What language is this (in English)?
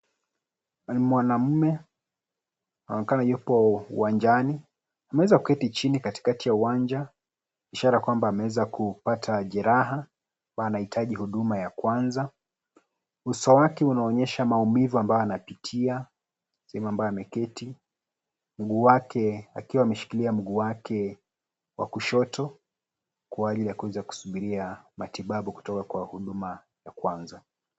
Swahili